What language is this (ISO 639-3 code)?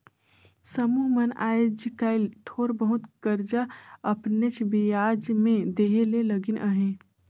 hne